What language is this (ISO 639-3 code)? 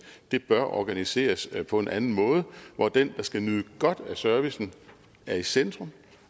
dan